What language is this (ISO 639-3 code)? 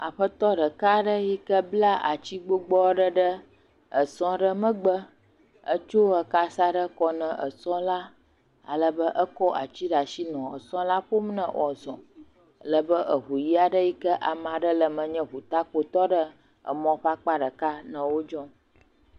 ewe